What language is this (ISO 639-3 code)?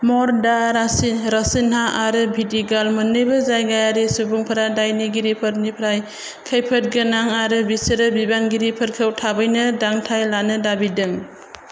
brx